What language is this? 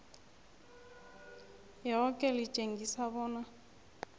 South Ndebele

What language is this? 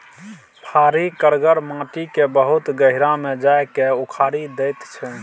Maithili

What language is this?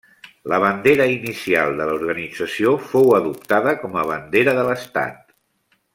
Catalan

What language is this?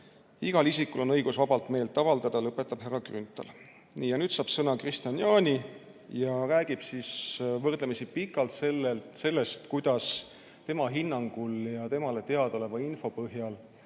Estonian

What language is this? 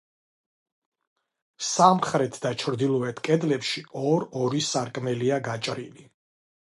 Georgian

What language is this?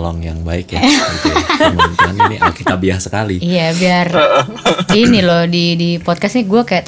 Indonesian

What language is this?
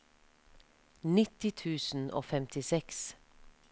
Norwegian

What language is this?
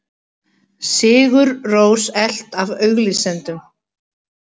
Icelandic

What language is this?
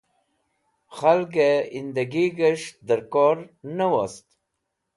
Wakhi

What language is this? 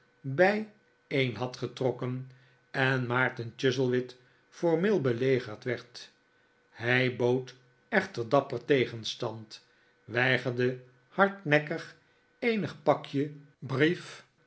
Dutch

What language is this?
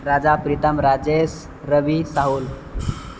Maithili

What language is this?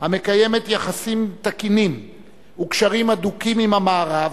Hebrew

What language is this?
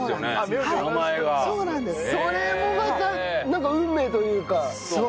Japanese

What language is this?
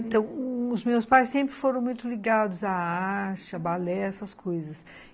Portuguese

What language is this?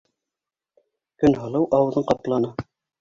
Bashkir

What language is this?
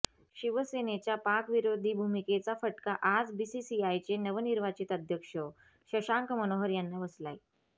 Marathi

